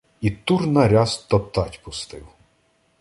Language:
Ukrainian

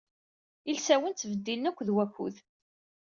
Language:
Kabyle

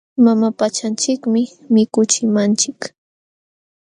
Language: Jauja Wanca Quechua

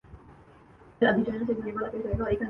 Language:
Urdu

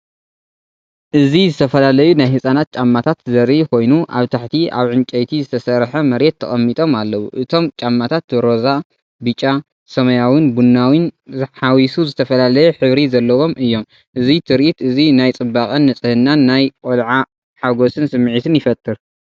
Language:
Tigrinya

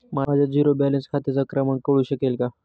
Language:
Marathi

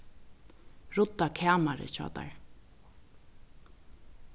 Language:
Faroese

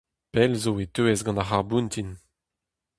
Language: Breton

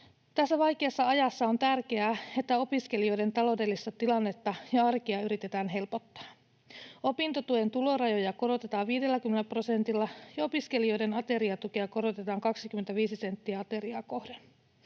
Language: Finnish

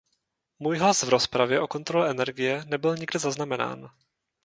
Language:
Czech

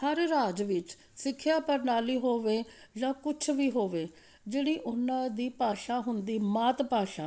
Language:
Punjabi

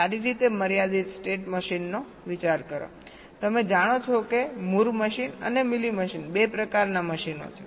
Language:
Gujarati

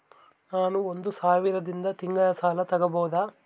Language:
Kannada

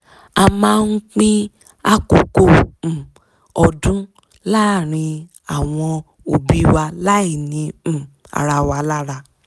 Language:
Yoruba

